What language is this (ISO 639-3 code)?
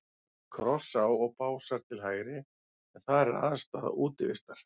isl